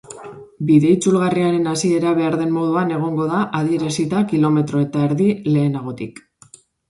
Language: Basque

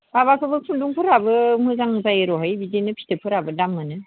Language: Bodo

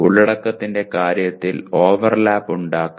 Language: Malayalam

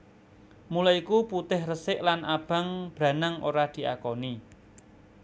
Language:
Javanese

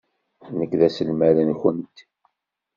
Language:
Kabyle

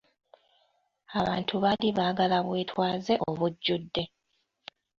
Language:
Ganda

